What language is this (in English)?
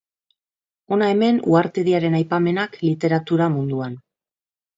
Basque